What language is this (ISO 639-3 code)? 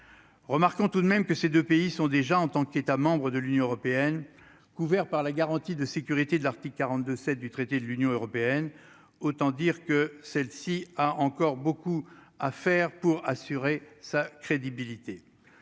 fra